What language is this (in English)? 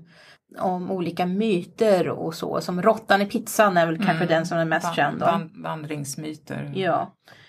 Swedish